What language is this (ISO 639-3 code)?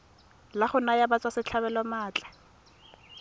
tsn